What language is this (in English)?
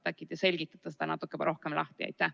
Estonian